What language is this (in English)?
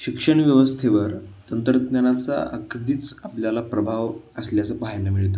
Marathi